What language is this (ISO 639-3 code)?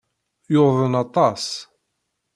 kab